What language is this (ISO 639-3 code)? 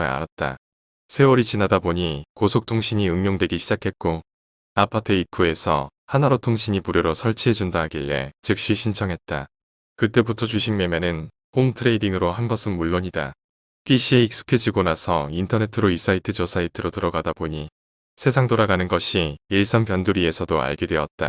kor